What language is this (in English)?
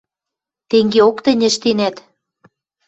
Western Mari